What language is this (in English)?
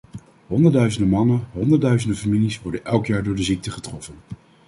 Dutch